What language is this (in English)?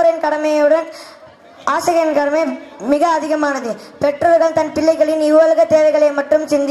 Tamil